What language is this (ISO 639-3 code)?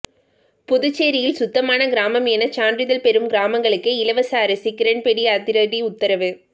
tam